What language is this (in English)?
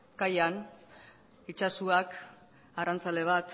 Basque